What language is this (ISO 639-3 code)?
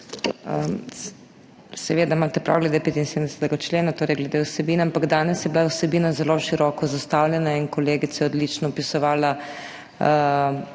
slv